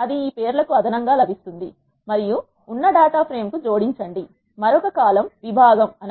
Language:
Telugu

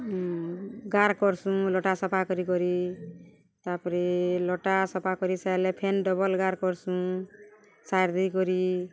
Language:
Odia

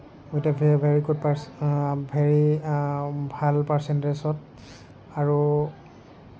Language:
Assamese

